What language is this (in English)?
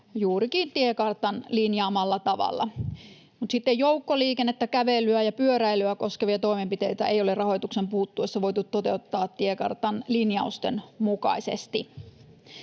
Finnish